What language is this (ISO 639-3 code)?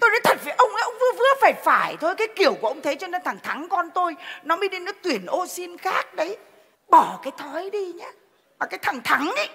vie